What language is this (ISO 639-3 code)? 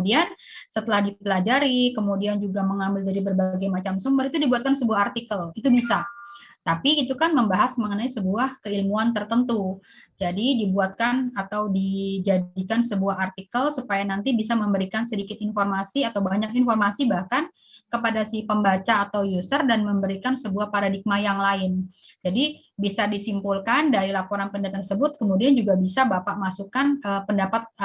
ind